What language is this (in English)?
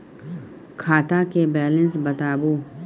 Maithili